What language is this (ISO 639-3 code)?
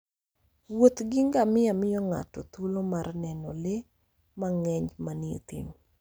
luo